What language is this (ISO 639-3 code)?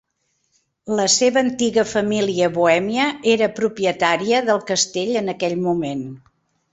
cat